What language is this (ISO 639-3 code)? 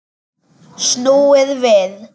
isl